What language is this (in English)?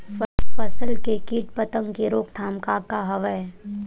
Chhattisgarhi